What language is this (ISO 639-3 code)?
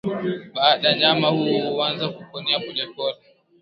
swa